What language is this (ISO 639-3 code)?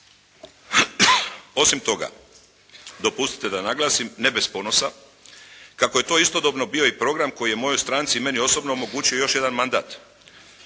hrv